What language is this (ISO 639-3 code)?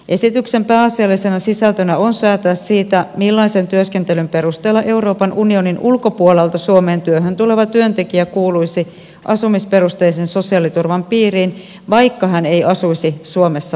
fin